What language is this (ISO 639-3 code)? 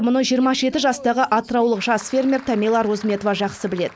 kaz